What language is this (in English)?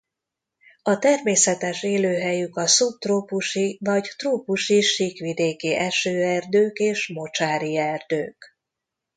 Hungarian